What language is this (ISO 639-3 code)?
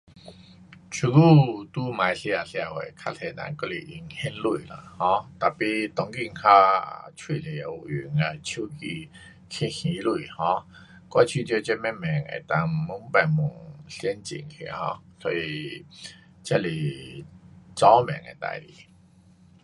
cpx